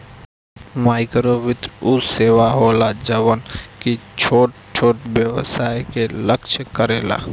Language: Bhojpuri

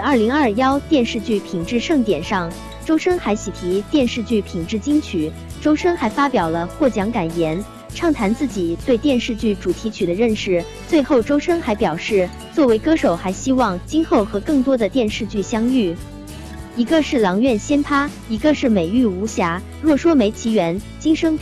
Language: Chinese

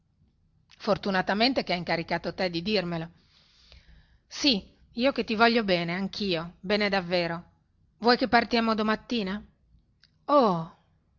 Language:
Italian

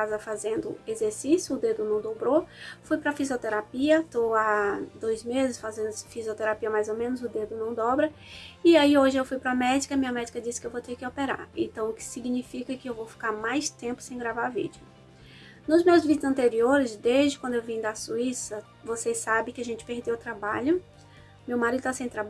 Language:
Portuguese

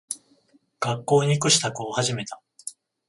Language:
Japanese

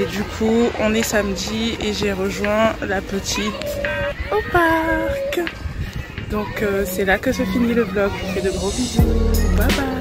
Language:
French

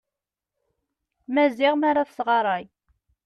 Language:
Kabyle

